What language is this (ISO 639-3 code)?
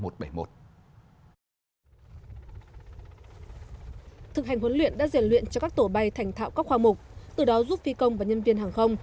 vie